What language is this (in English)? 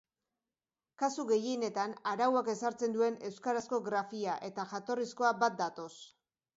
Basque